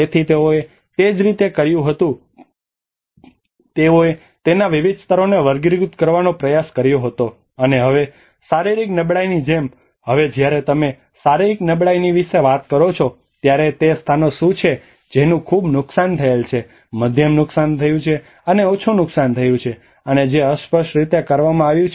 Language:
Gujarati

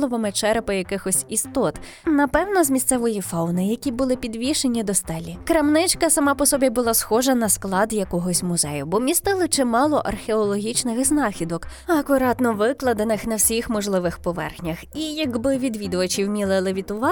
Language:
Ukrainian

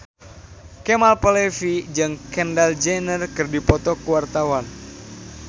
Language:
Sundanese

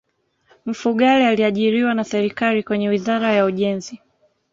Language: Swahili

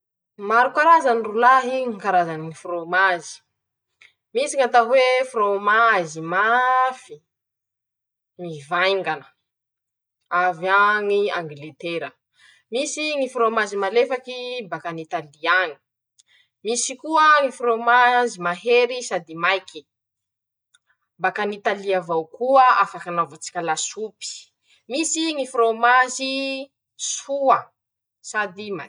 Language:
Masikoro Malagasy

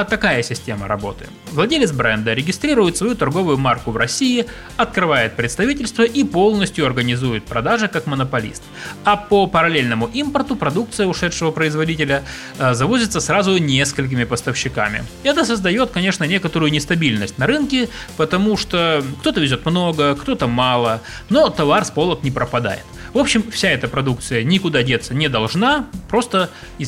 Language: Russian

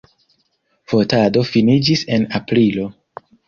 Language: Esperanto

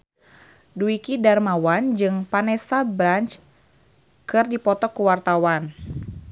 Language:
Sundanese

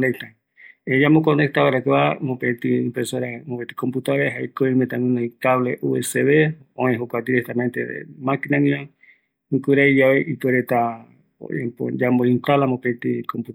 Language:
Eastern Bolivian Guaraní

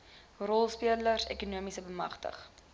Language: Afrikaans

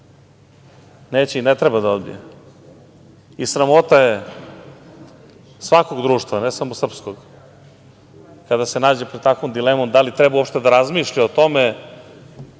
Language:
Serbian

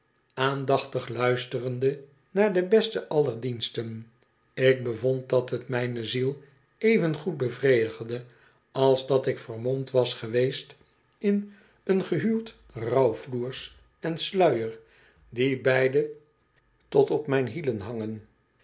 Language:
Dutch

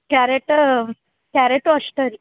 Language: Kannada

